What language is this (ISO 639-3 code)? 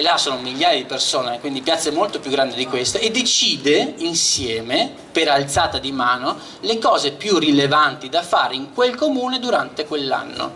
ita